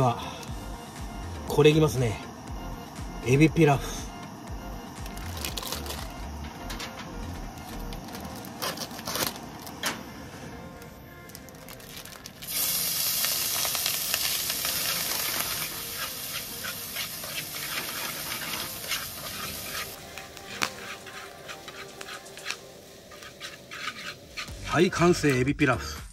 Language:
Japanese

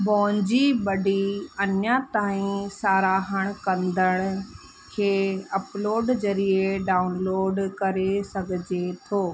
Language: Sindhi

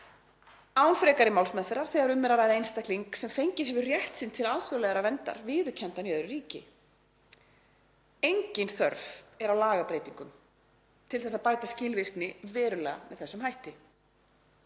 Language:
Icelandic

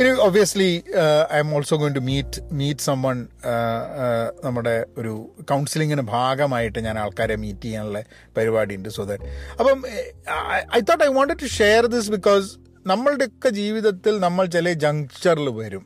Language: Malayalam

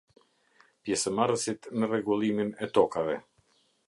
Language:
Albanian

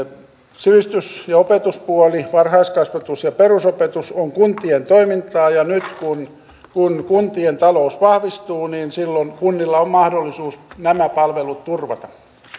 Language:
Finnish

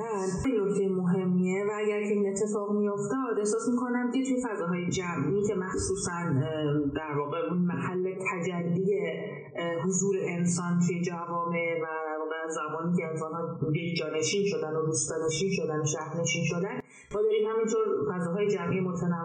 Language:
Persian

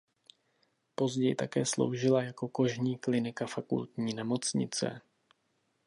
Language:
Czech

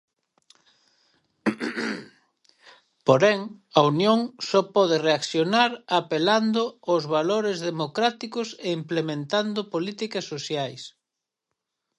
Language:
Galician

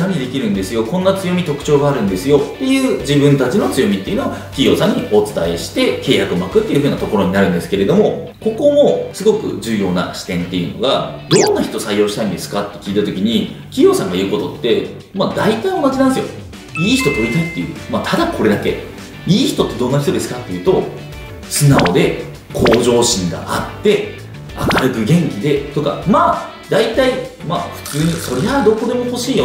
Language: Japanese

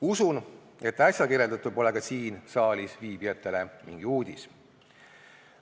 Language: Estonian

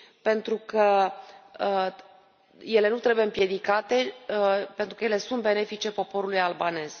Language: Romanian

